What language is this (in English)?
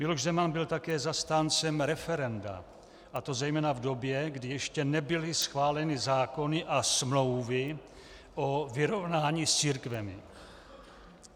Czech